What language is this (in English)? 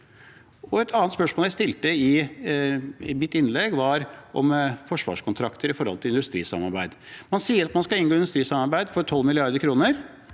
Norwegian